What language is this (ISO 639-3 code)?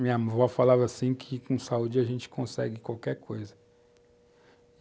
por